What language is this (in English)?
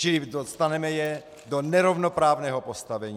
Czech